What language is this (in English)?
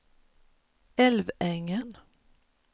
Swedish